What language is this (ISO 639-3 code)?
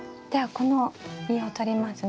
jpn